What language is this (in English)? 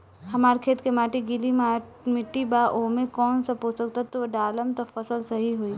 Bhojpuri